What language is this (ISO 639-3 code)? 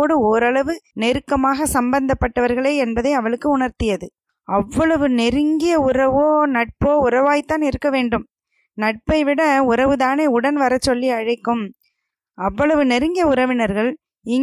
tam